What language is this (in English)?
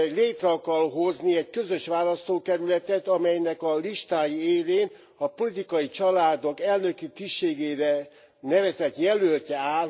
Hungarian